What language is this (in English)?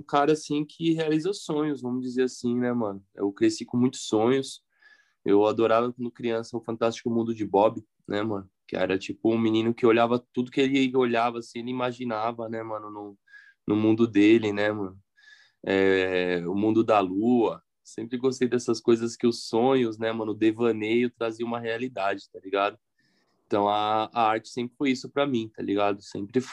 Portuguese